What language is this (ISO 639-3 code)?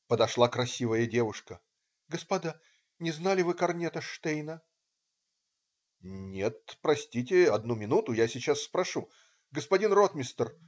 rus